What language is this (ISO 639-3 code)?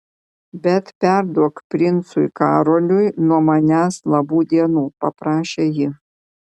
lit